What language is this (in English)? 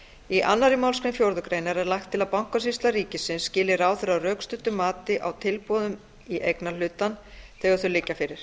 Icelandic